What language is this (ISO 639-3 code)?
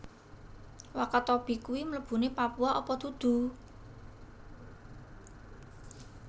jav